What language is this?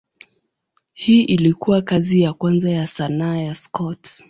Swahili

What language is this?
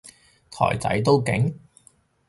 Cantonese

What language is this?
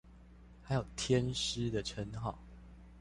Chinese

